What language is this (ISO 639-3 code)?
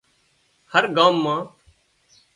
kxp